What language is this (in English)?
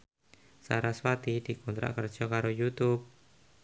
Javanese